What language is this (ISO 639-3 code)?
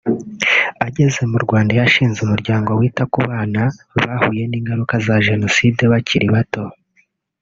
kin